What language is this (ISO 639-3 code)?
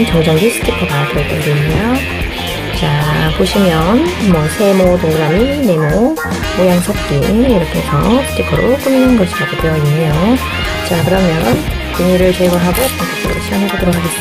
kor